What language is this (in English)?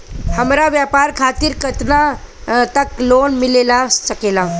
Bhojpuri